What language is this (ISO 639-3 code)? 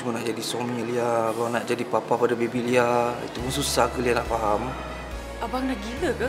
msa